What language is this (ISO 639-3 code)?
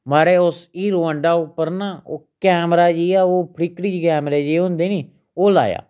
doi